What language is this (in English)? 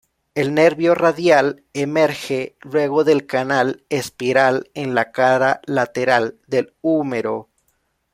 Spanish